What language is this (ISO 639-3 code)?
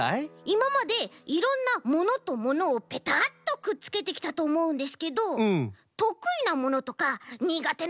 jpn